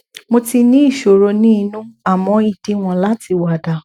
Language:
Yoruba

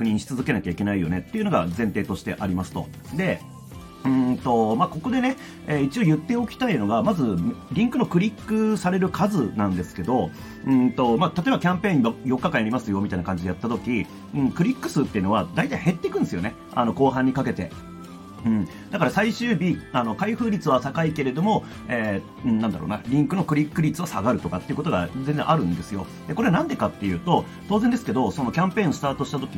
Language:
Japanese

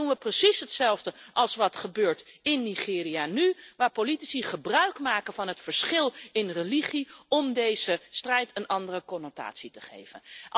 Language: Dutch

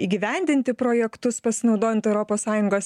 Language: Lithuanian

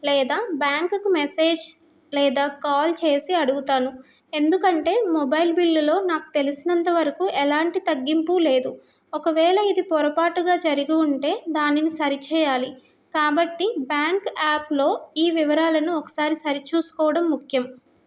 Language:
Telugu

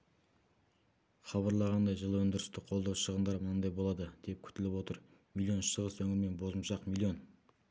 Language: Kazakh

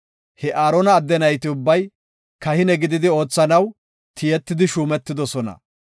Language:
Gofa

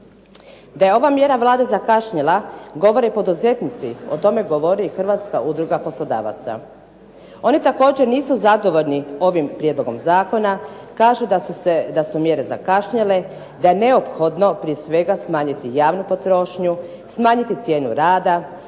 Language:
Croatian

